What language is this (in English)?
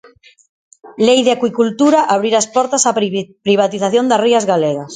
Galician